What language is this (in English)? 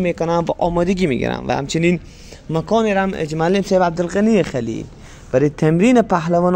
Persian